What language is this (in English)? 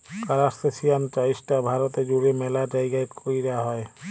Bangla